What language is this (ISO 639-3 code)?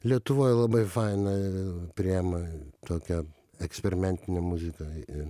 lit